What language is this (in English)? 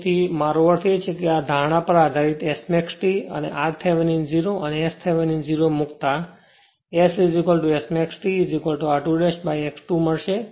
Gujarati